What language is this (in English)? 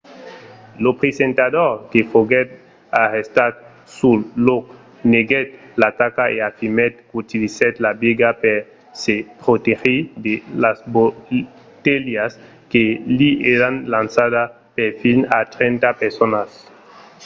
Occitan